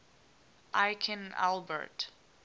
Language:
English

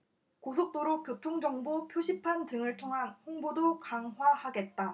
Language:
Korean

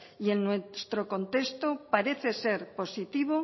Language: Spanish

